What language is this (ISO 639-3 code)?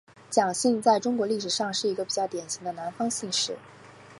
zho